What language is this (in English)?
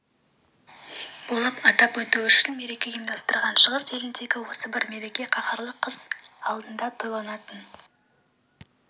Kazakh